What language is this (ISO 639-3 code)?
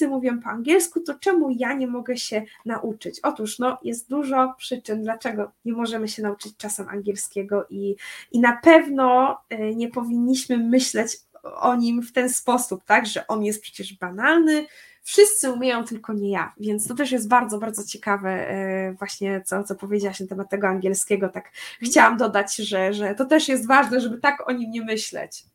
pol